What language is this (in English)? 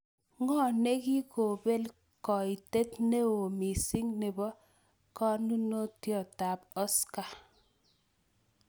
Kalenjin